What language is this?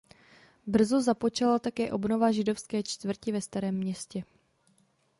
Czech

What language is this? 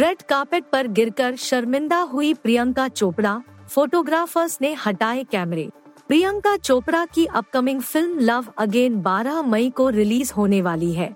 Hindi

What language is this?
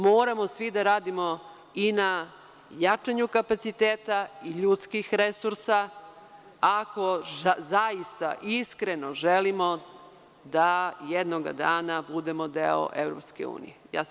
Serbian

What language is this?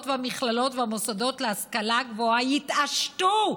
Hebrew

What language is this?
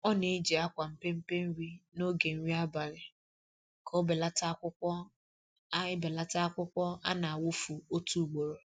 Igbo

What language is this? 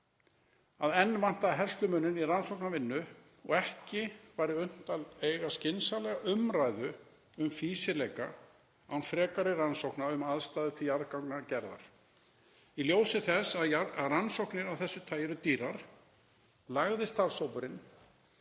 Icelandic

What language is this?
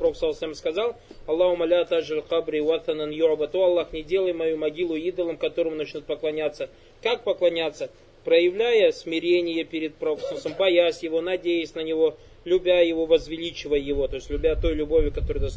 Russian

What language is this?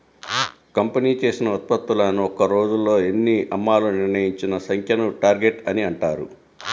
Telugu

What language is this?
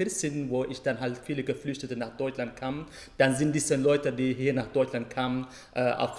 German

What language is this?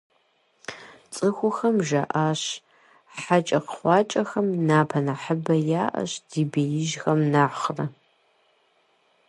Kabardian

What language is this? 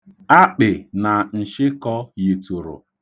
Igbo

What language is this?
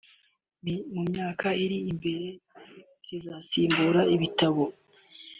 Kinyarwanda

